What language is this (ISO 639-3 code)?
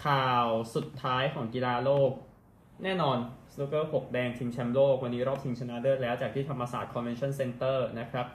tha